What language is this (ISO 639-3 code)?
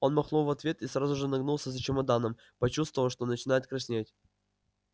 rus